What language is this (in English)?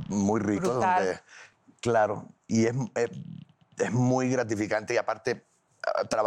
Spanish